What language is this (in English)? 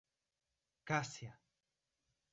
Portuguese